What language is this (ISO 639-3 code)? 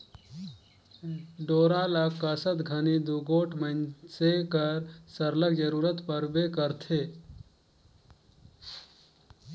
hne